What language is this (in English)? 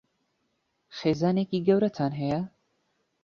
Central Kurdish